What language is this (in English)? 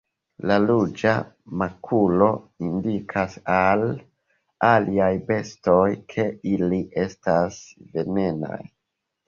Esperanto